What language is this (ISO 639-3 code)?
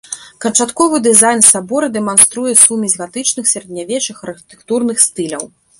bel